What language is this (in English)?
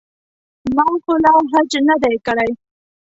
Pashto